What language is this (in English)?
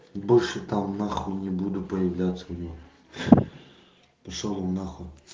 Russian